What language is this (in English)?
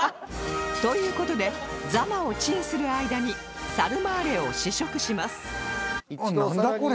Japanese